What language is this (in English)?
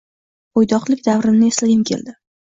Uzbek